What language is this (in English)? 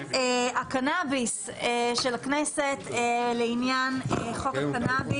Hebrew